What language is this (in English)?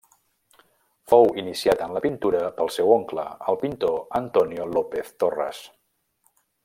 Catalan